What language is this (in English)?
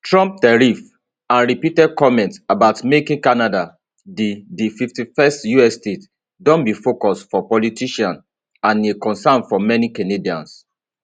Nigerian Pidgin